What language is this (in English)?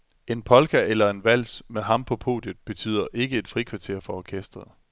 Danish